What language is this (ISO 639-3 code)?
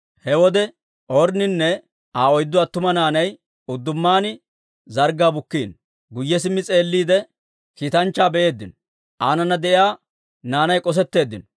dwr